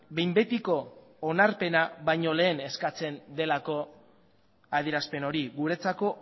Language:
Basque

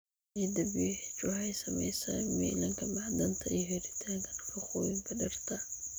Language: Somali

